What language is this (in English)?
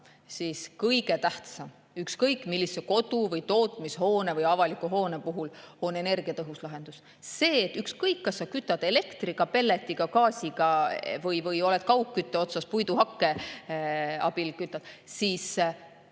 Estonian